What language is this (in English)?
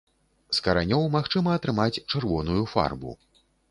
Belarusian